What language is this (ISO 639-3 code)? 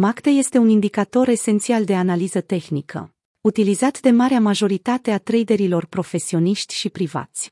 ron